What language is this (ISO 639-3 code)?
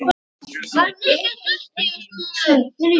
isl